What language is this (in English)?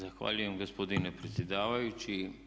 Croatian